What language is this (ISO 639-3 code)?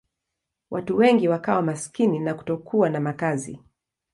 swa